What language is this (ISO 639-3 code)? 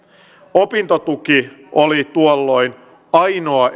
fin